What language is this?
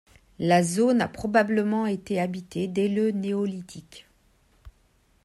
French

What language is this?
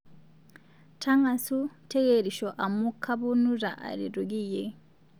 Masai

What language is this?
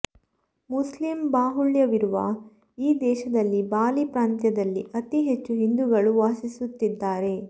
Kannada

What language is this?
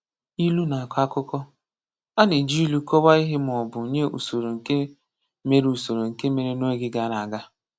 Igbo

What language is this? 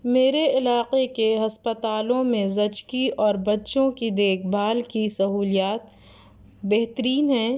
Urdu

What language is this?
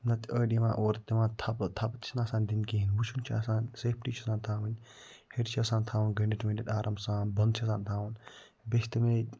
Kashmiri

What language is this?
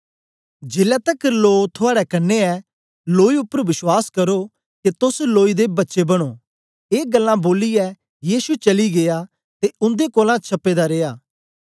Dogri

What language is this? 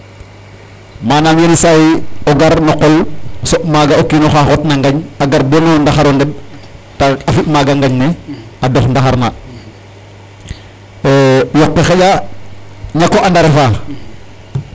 Serer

